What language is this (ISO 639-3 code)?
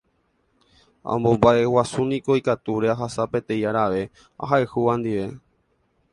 grn